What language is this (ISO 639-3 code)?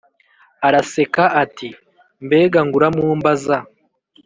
kin